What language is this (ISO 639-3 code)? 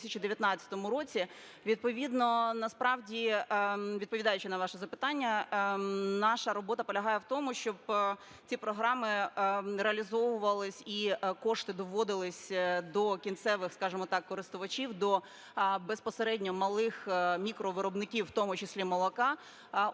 ukr